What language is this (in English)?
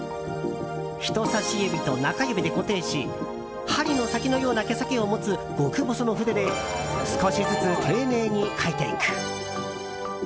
Japanese